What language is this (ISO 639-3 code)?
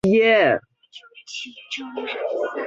zho